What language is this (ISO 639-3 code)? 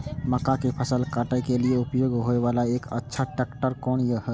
mai